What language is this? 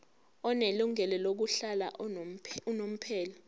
Zulu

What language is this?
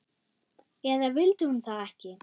Icelandic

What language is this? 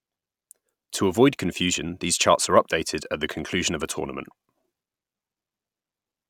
English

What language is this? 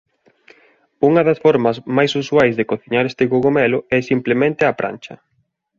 Galician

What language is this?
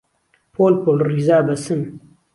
Central Kurdish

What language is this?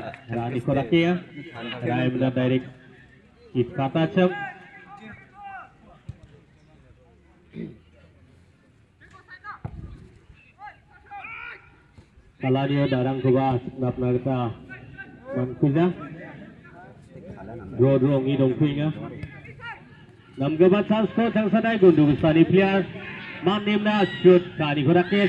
Indonesian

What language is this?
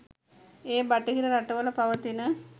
Sinhala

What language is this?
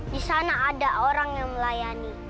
Indonesian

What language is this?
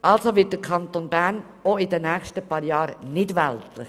Swiss German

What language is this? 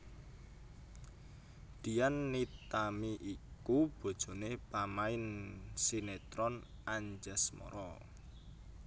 Javanese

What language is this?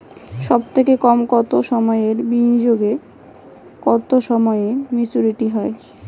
Bangla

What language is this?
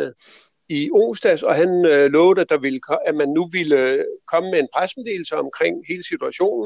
Danish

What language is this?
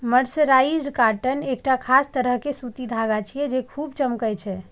Maithili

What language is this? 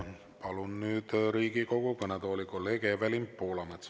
Estonian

